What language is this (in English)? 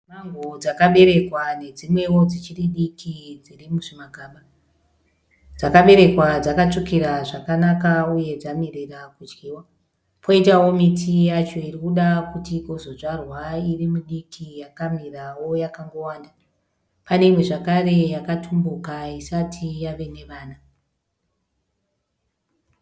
Shona